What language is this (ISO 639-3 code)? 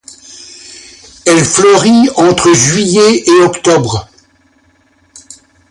fra